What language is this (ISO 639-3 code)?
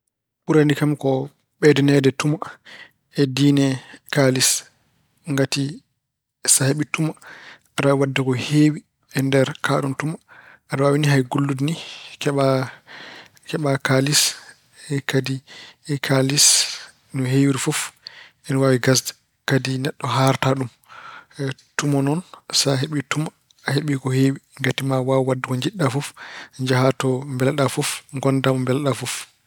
ful